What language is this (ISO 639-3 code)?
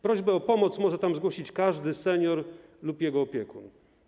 pol